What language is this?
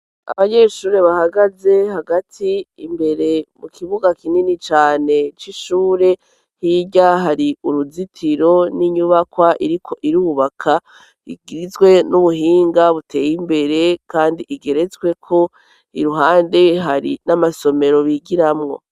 Rundi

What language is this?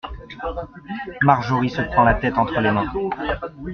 French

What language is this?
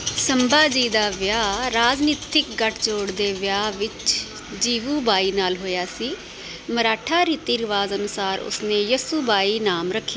Punjabi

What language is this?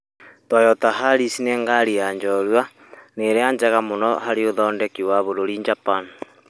Kikuyu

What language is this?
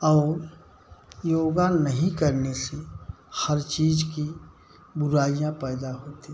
Hindi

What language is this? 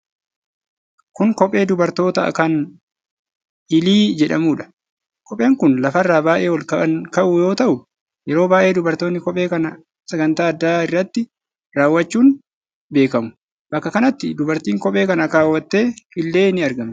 Oromo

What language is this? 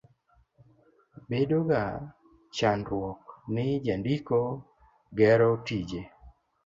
Luo (Kenya and Tanzania)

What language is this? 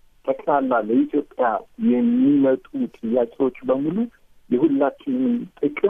Amharic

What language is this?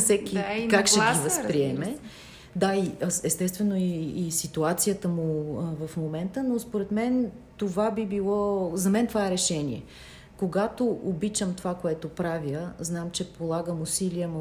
Bulgarian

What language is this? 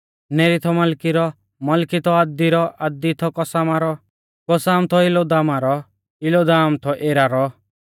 Mahasu Pahari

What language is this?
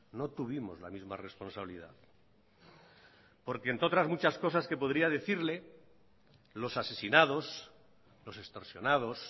Spanish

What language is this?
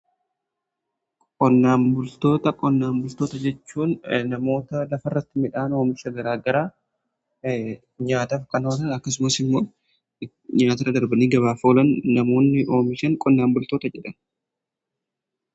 Oromo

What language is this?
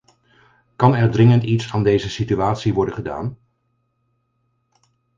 Dutch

